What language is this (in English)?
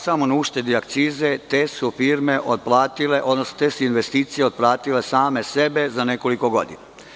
Serbian